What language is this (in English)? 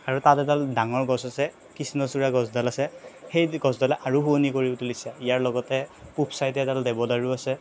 Assamese